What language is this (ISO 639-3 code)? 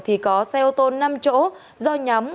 vie